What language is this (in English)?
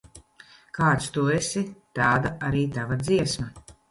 Latvian